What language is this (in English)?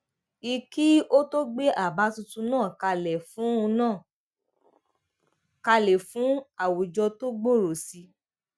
Yoruba